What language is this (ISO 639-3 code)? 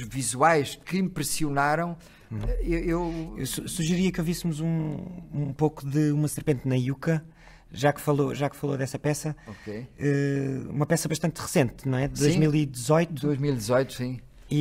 por